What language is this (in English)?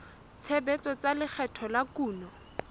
Southern Sotho